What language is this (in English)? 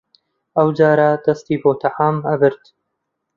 Central Kurdish